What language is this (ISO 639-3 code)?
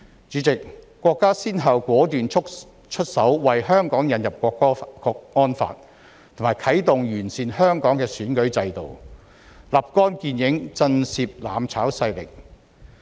yue